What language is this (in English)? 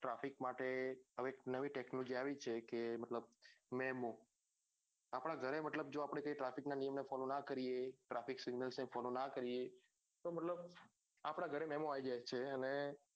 Gujarati